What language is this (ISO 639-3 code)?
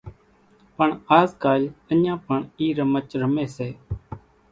gjk